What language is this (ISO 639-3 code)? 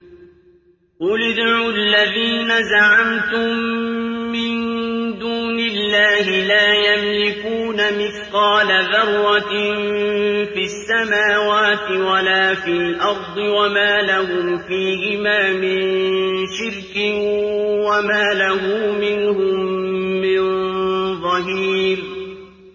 ara